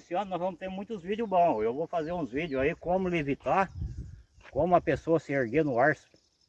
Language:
Portuguese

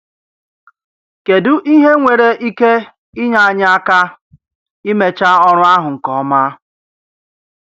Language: Igbo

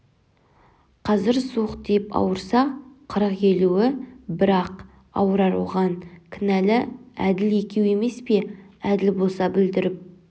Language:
Kazakh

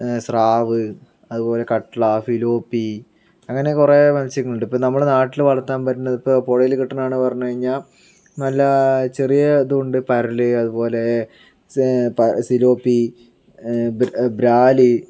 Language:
Malayalam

